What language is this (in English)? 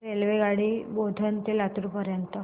Marathi